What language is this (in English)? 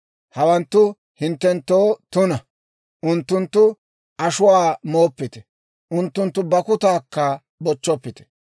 Dawro